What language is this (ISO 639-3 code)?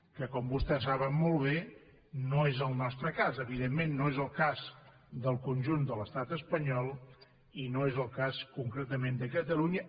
cat